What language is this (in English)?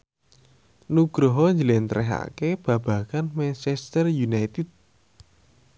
Javanese